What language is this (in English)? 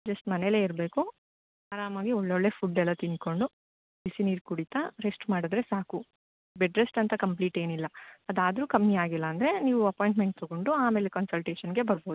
Kannada